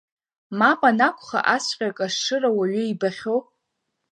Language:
Abkhazian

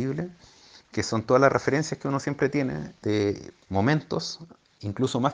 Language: Spanish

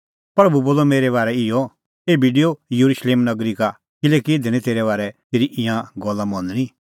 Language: Kullu Pahari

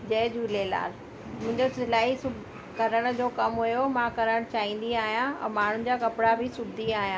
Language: Sindhi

